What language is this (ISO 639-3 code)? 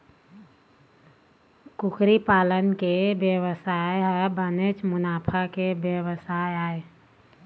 hne